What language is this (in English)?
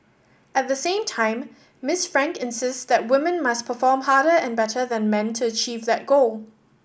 English